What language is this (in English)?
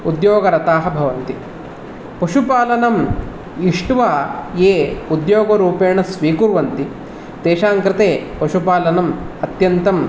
Sanskrit